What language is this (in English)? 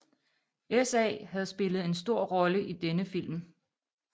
Danish